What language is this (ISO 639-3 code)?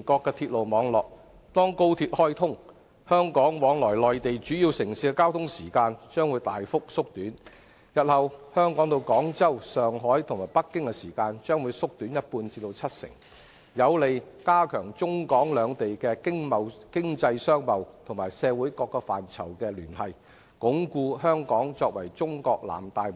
yue